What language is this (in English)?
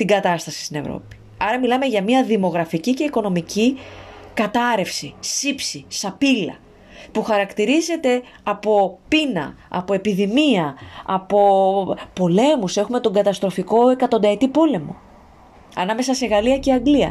Greek